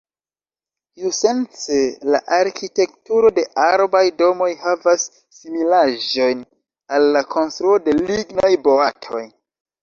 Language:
Esperanto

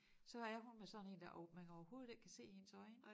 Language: Danish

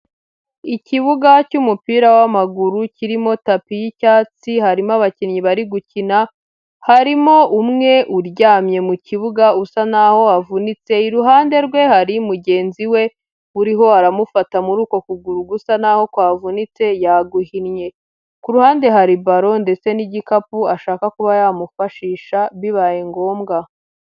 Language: Kinyarwanda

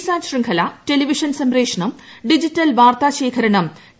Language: Malayalam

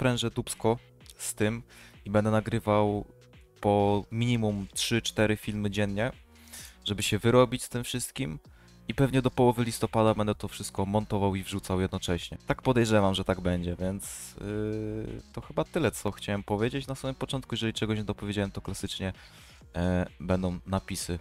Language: Polish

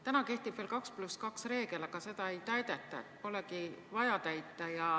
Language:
Estonian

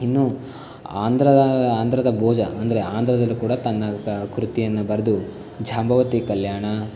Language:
Kannada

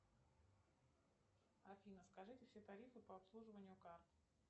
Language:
Russian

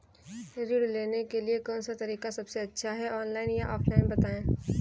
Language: Hindi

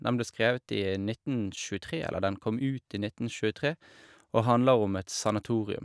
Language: Norwegian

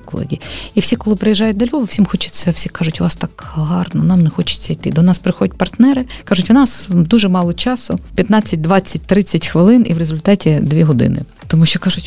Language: Ukrainian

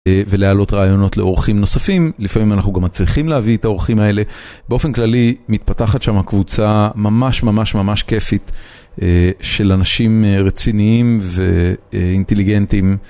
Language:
Hebrew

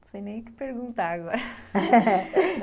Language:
Portuguese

